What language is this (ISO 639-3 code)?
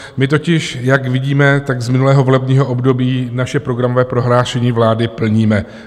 ces